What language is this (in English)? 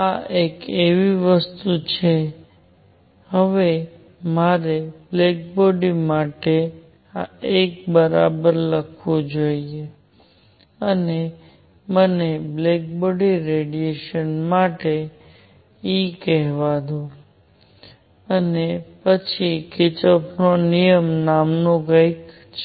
Gujarati